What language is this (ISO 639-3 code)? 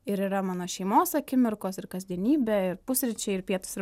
lit